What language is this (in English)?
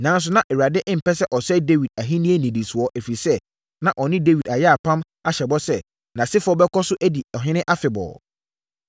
Akan